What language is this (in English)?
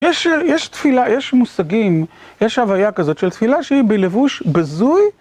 Hebrew